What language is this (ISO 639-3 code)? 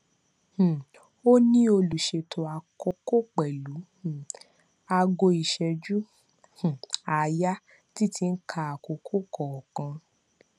yor